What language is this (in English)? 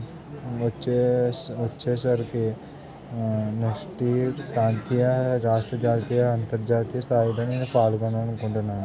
Telugu